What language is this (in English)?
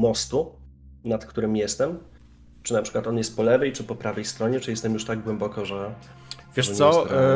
Polish